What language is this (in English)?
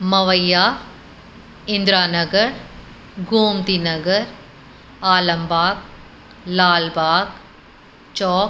Sindhi